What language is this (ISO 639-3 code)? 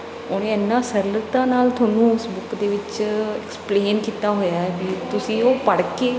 pan